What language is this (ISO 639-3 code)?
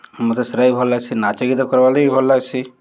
ori